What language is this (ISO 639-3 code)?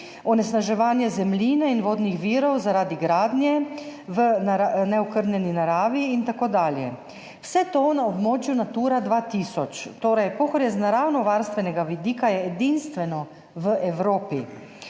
slv